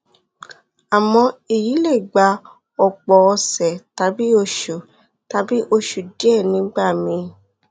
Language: Yoruba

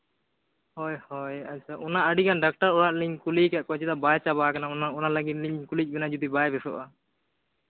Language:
Santali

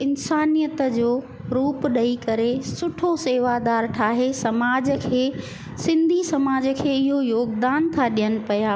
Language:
Sindhi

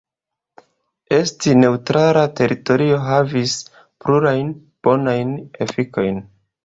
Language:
Esperanto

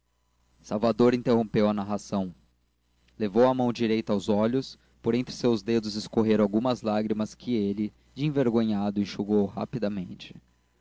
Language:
Portuguese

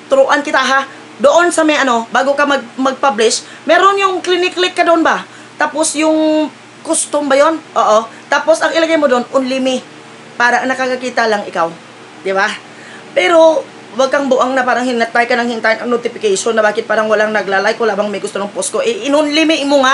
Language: Filipino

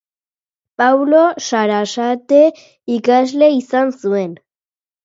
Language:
Basque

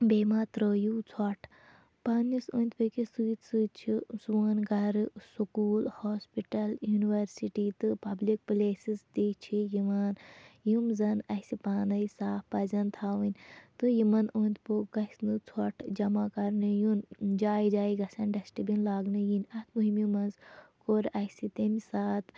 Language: Kashmiri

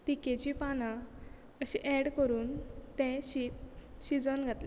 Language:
Konkani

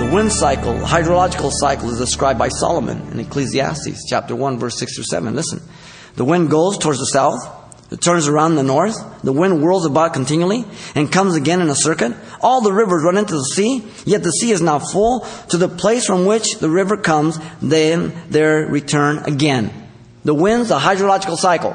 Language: English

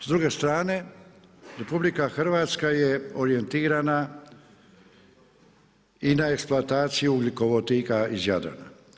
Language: Croatian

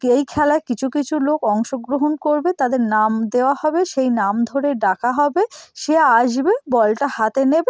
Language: Bangla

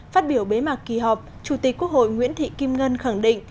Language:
Vietnamese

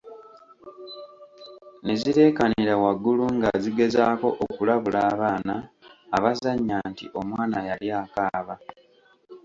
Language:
Ganda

